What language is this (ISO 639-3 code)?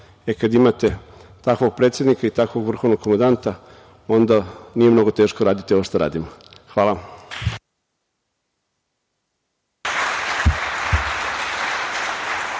srp